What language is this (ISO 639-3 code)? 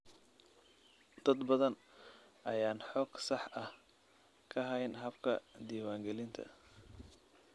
som